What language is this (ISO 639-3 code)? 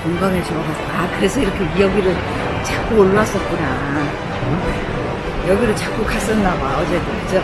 kor